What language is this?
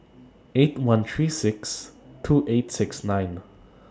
English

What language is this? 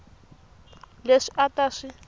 Tsonga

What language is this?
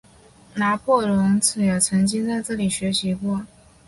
Chinese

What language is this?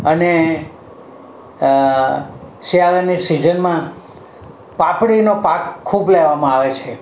Gujarati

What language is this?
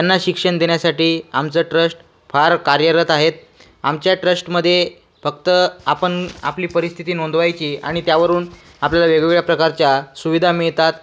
Marathi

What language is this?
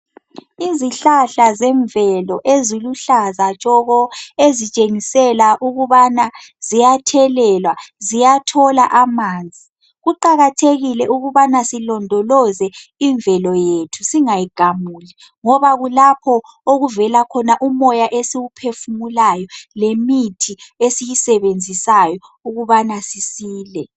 North Ndebele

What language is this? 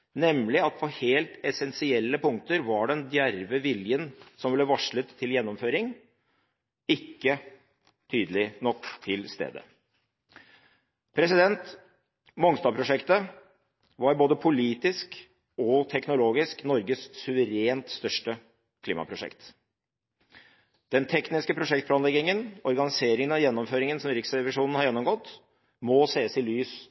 Norwegian Bokmål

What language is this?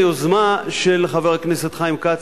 Hebrew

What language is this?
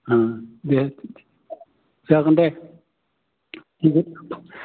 Bodo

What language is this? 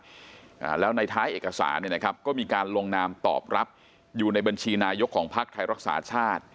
Thai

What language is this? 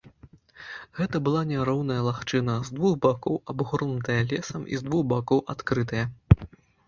Belarusian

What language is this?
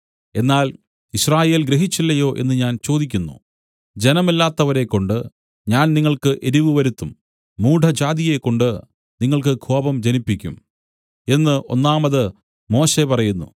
Malayalam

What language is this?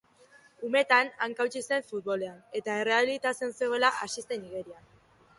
Basque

